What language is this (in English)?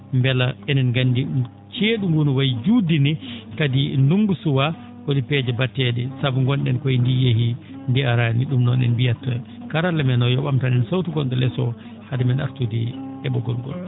Fula